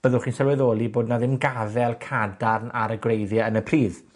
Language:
Welsh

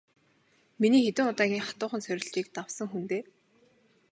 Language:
Mongolian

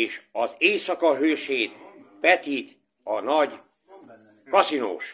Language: Hungarian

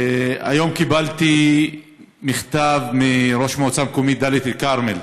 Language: Hebrew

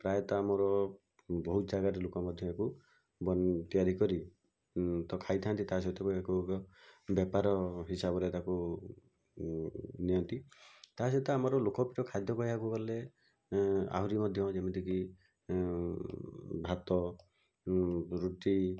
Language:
Odia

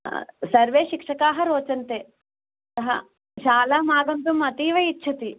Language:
Sanskrit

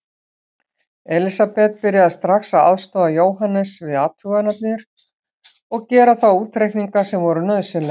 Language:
Icelandic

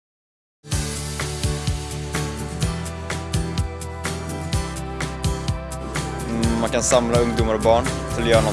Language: Swedish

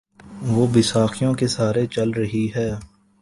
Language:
Urdu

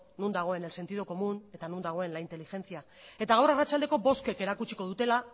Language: Basque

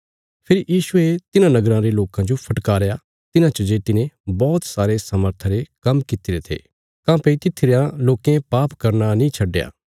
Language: Bilaspuri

